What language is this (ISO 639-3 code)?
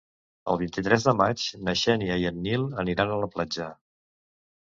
cat